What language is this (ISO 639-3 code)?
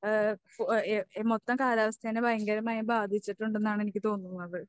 mal